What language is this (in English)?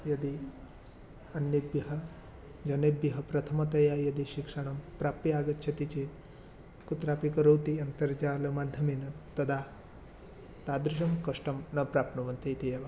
Sanskrit